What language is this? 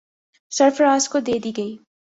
Urdu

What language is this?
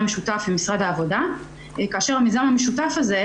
Hebrew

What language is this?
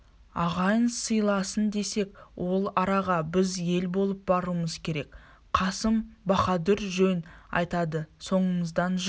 Kazakh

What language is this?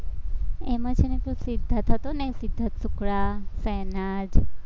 Gujarati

